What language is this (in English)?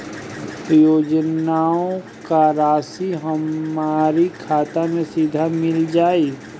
Bhojpuri